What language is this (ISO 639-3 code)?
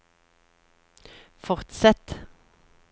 nor